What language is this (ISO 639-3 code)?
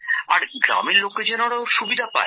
ben